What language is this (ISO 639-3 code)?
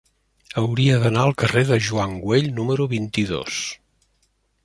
cat